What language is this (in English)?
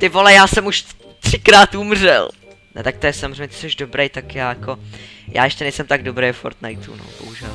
Czech